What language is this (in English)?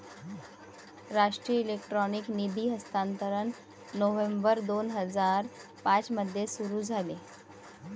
Marathi